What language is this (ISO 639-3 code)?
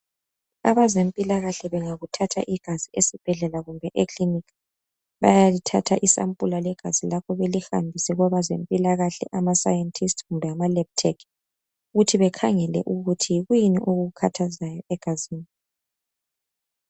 nde